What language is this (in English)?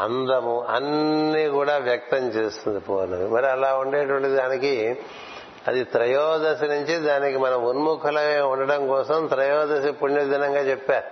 Telugu